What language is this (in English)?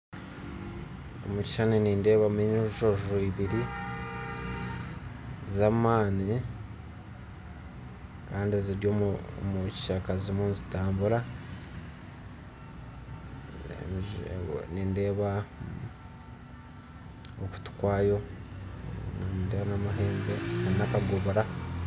Nyankole